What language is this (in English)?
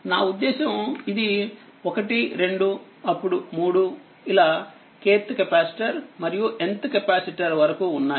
Telugu